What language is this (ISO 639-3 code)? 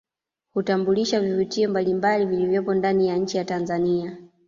swa